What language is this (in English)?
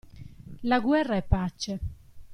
Italian